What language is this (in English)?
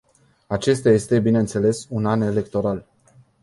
Romanian